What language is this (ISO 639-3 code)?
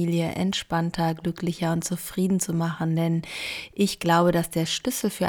deu